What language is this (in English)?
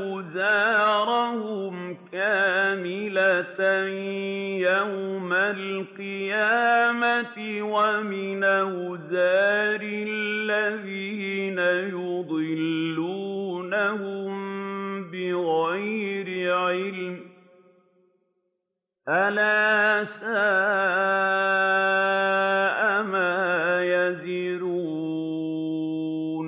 Arabic